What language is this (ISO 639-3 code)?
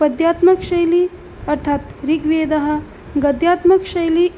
san